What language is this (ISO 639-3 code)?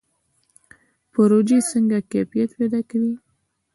pus